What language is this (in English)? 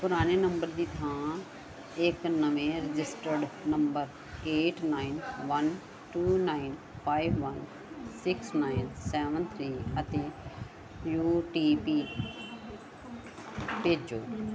Punjabi